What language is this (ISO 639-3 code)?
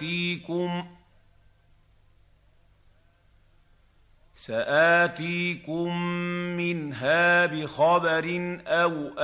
ara